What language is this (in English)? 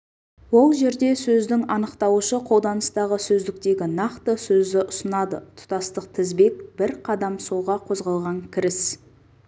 Kazakh